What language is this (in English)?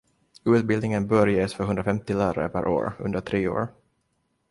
Swedish